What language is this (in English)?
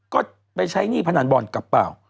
Thai